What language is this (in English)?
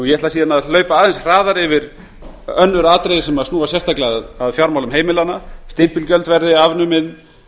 Icelandic